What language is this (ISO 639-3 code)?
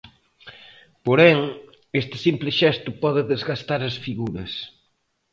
glg